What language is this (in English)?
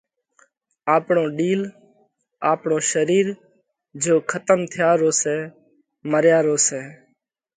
Parkari Koli